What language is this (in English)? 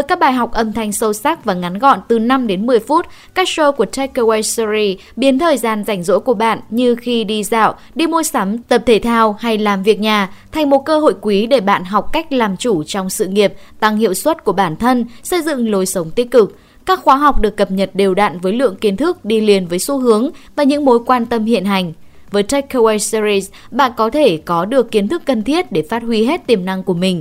Vietnamese